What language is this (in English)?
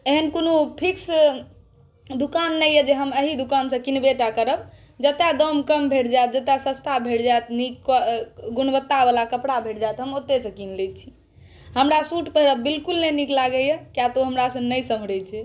Maithili